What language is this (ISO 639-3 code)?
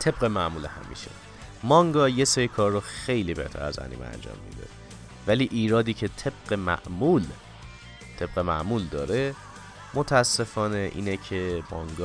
fas